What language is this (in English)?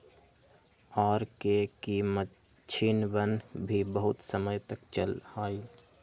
Magahi